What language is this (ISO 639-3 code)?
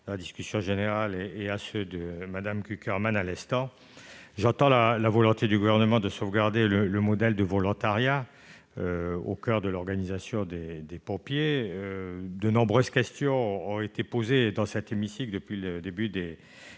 fra